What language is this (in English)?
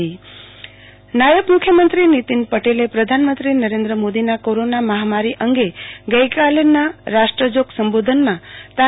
Gujarati